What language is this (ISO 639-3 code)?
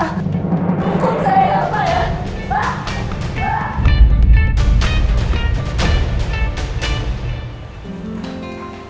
ind